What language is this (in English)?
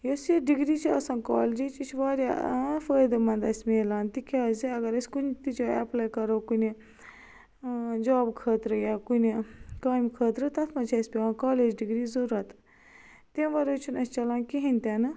Kashmiri